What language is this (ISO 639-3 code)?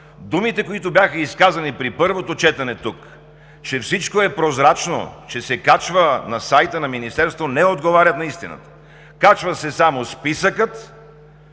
bul